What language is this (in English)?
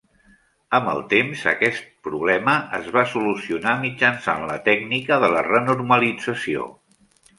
Catalan